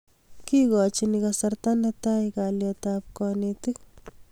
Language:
Kalenjin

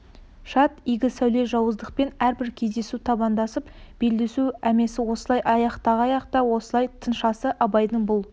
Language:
Kazakh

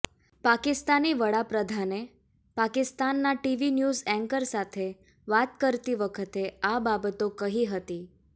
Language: Gujarati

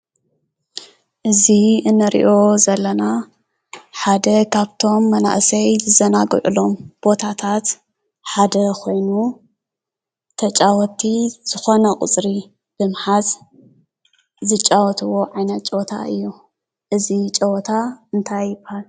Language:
Tigrinya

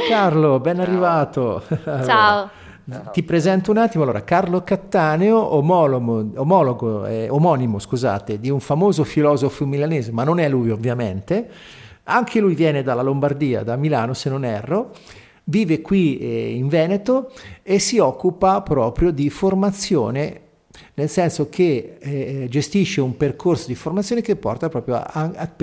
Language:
Italian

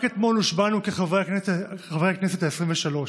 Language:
Hebrew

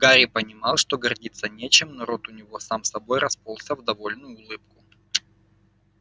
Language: Russian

